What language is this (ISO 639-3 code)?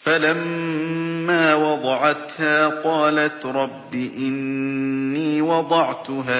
ara